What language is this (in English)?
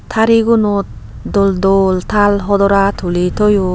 Chakma